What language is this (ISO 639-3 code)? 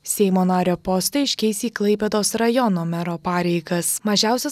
lit